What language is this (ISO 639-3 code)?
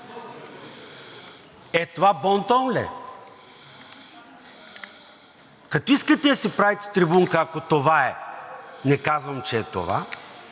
bul